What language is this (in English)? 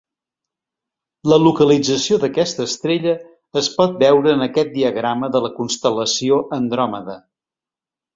Catalan